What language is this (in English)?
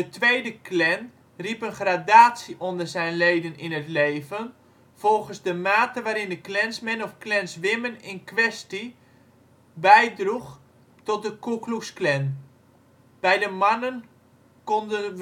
Dutch